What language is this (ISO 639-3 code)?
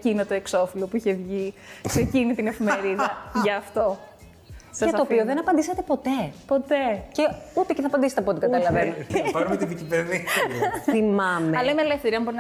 ell